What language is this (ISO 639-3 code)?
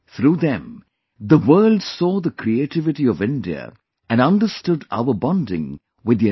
eng